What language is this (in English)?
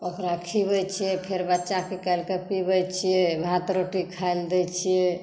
Maithili